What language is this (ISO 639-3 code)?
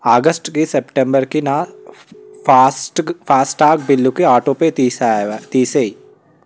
tel